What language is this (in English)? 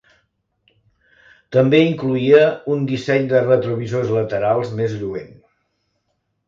Catalan